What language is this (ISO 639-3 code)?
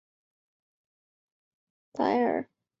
zho